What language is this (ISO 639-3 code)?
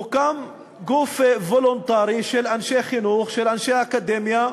heb